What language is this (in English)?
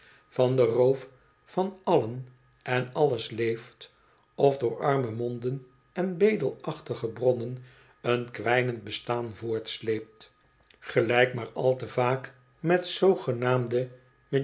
Dutch